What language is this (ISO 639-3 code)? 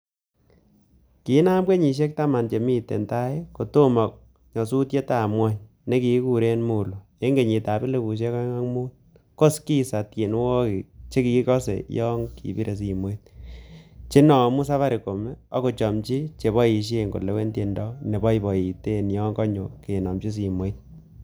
kln